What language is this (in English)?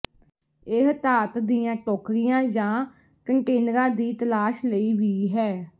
Punjabi